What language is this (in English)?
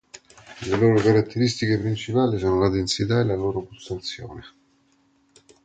Italian